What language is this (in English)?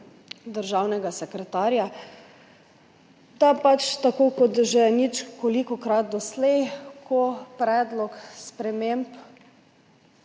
Slovenian